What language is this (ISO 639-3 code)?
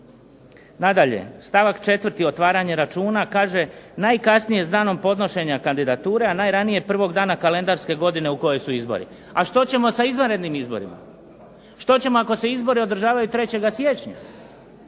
hrv